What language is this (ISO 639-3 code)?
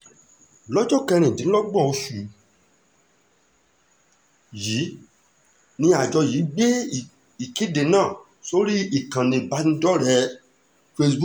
yor